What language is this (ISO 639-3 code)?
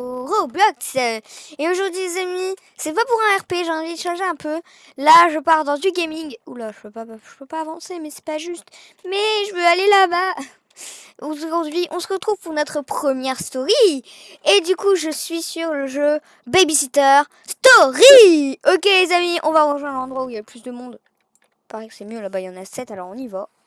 fra